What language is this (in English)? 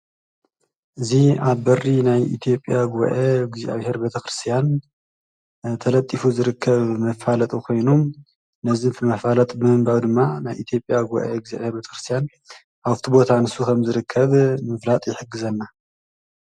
Tigrinya